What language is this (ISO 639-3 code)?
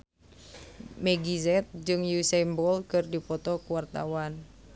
sun